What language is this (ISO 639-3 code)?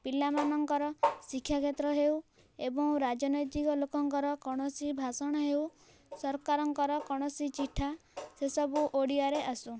ori